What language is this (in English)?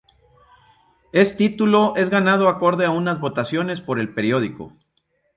Spanish